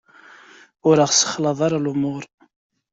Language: Kabyle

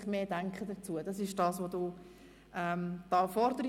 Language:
Swiss German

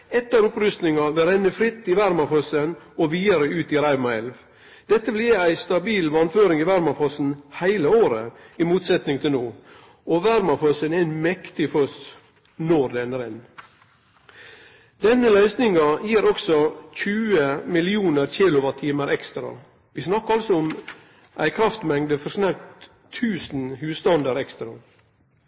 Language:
Norwegian Nynorsk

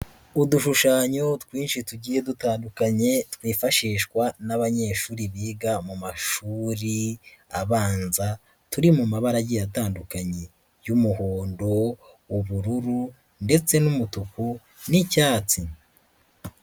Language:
Kinyarwanda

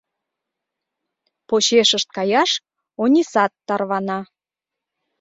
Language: Mari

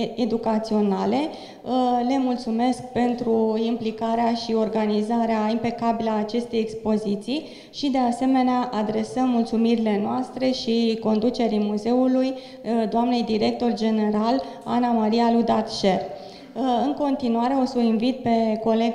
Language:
Romanian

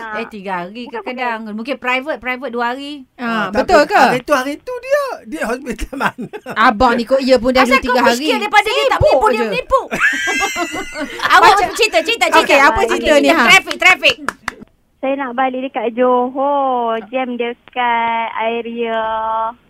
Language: Malay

